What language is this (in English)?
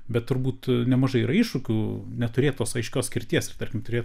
Lithuanian